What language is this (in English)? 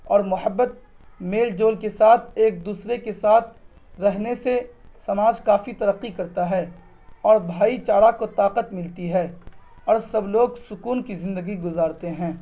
Urdu